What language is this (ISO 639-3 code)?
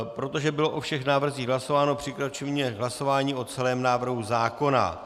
ces